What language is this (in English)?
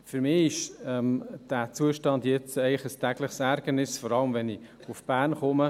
Swiss German